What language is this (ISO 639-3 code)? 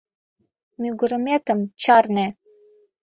chm